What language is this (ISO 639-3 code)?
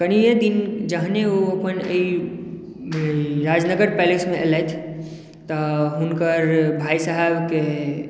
mai